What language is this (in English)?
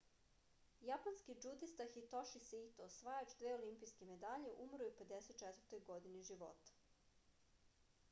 Serbian